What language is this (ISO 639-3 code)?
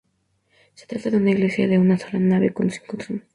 spa